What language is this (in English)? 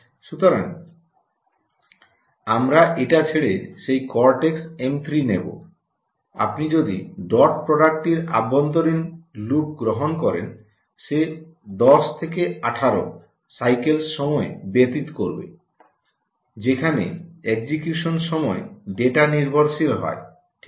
Bangla